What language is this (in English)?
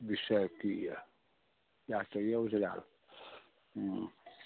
Maithili